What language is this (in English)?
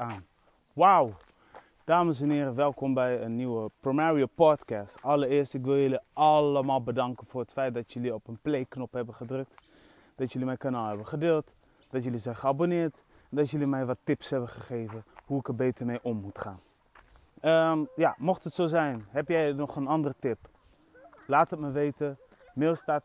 Dutch